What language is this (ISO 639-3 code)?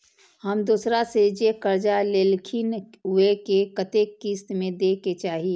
mai